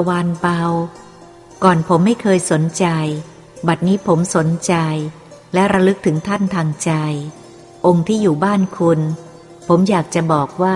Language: Thai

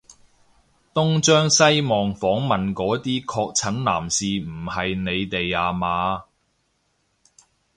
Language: Cantonese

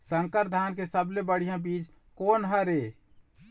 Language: Chhattisgarhi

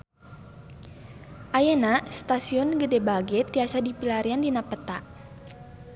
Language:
Sundanese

